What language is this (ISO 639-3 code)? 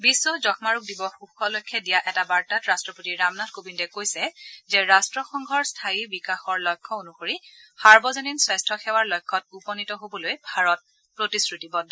asm